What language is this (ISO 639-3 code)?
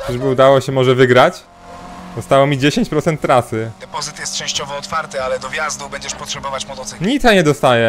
pol